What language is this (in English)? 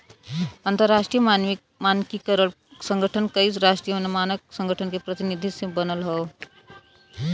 Bhojpuri